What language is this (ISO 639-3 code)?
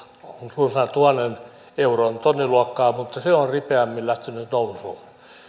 fin